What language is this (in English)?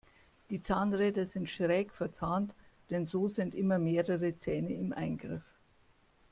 German